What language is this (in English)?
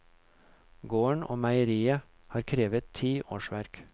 Norwegian